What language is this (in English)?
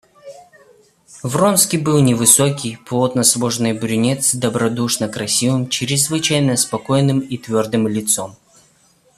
Russian